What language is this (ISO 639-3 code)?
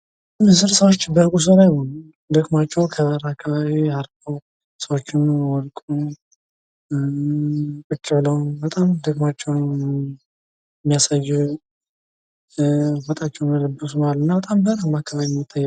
amh